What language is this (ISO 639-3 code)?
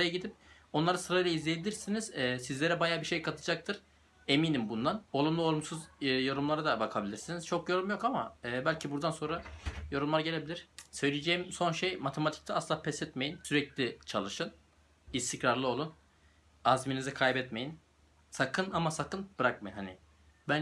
tur